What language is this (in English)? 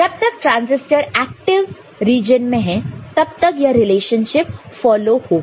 Hindi